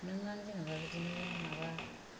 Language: Bodo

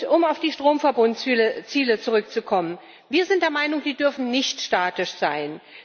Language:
German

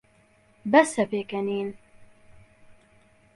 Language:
Central Kurdish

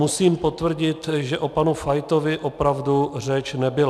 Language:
Czech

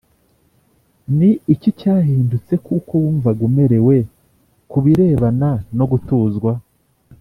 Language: Kinyarwanda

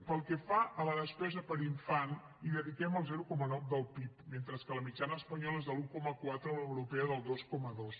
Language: Catalan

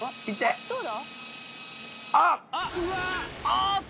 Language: Japanese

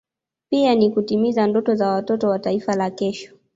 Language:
Swahili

